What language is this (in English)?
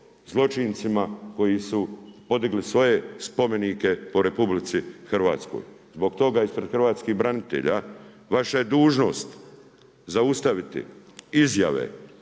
Croatian